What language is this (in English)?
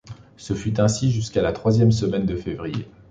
French